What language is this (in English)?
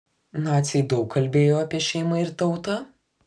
Lithuanian